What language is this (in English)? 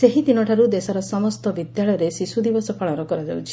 Odia